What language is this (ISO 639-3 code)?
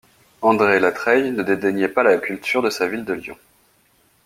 fra